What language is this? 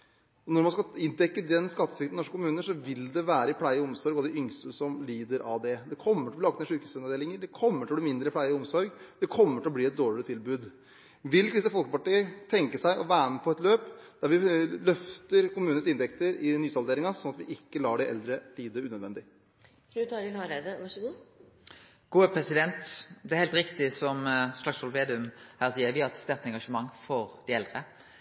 Norwegian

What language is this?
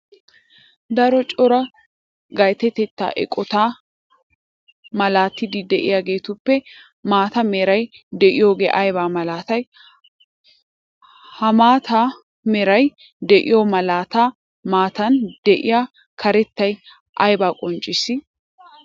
Wolaytta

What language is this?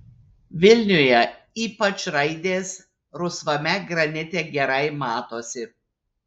Lithuanian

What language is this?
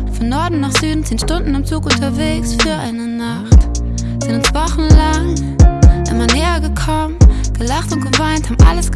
Dutch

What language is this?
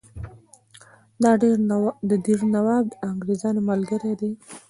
Pashto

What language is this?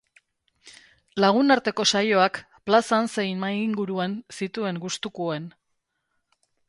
Basque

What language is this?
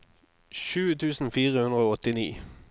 Norwegian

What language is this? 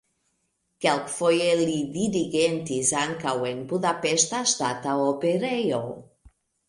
Esperanto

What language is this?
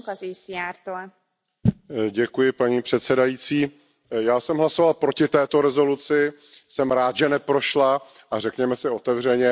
Czech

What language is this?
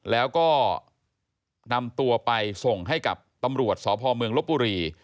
Thai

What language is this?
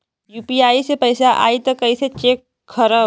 Bhojpuri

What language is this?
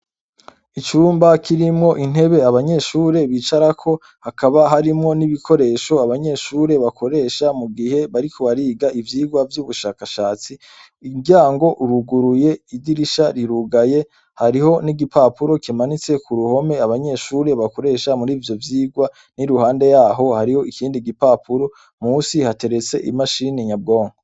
Rundi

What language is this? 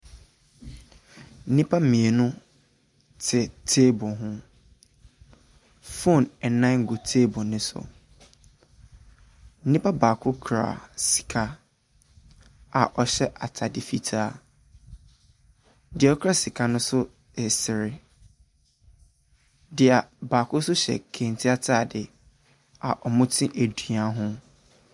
Akan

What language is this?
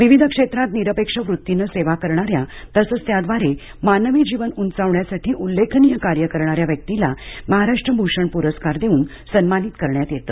Marathi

